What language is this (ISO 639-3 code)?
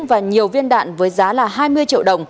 vie